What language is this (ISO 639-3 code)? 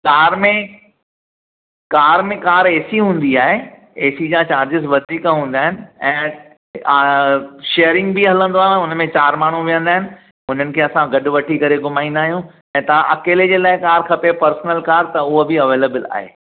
snd